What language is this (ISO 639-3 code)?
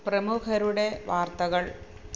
mal